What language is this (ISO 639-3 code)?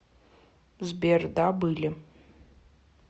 rus